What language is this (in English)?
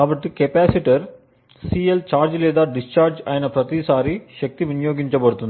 Telugu